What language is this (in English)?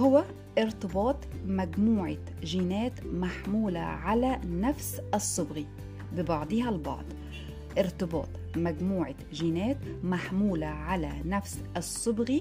Arabic